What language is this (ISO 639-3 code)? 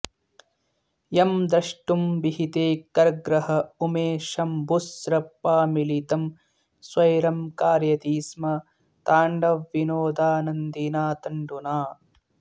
san